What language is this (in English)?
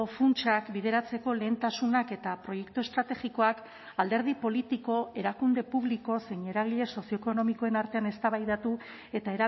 Basque